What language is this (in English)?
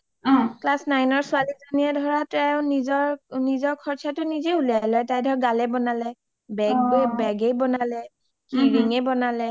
Assamese